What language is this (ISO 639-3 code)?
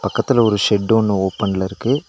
tam